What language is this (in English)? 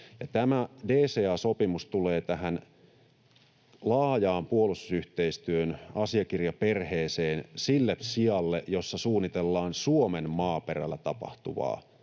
Finnish